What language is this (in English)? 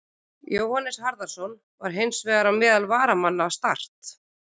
Icelandic